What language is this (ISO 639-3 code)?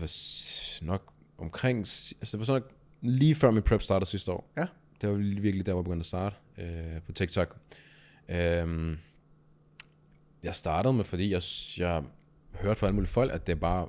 dan